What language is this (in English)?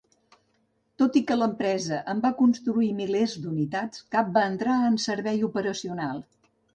Catalan